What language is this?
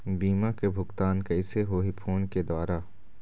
Chhattisgarhi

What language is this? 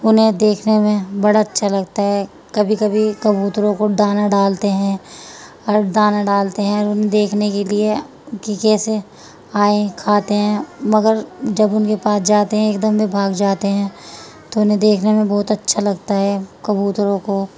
Urdu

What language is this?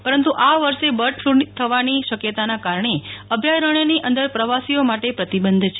Gujarati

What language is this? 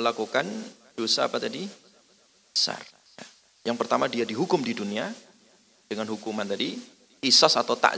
Indonesian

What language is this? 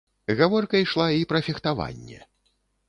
Belarusian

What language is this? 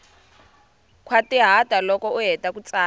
Tsonga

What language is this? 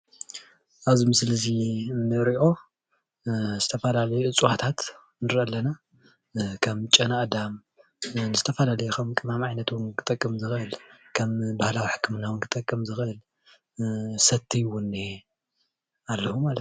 Tigrinya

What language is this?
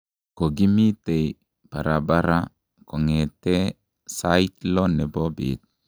Kalenjin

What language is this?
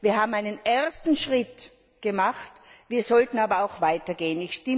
German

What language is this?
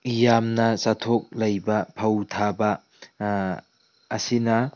Manipuri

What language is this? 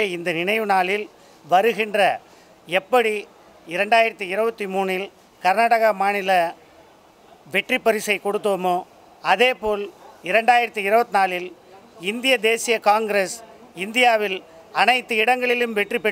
Romanian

